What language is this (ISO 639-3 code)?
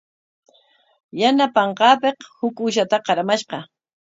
qwa